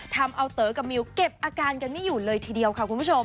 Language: Thai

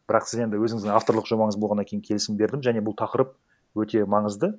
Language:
Kazakh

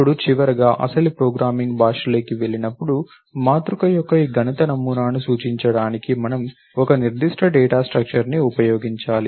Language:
Telugu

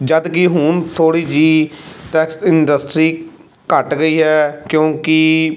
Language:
Punjabi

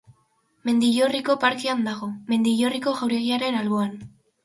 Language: Basque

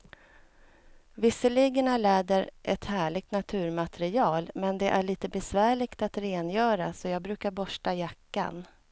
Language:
Swedish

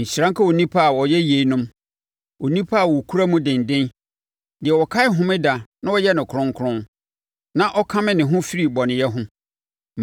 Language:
Akan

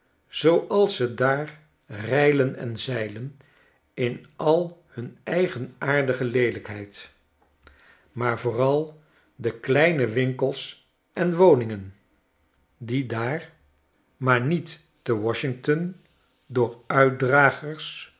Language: Dutch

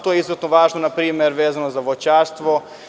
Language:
Serbian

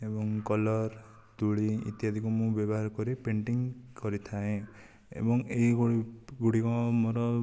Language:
Odia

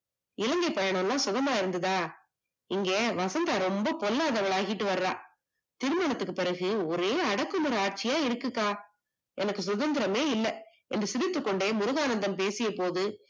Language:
Tamil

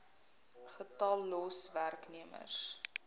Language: Afrikaans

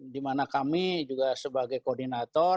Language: Indonesian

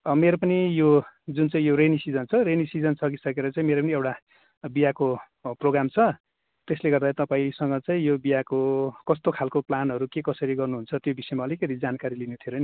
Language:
Nepali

